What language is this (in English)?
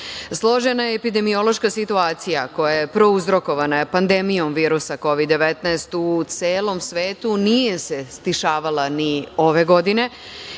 Serbian